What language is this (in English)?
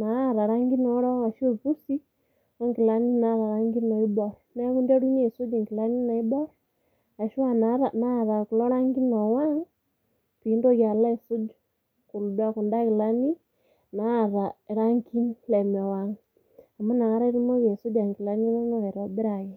Masai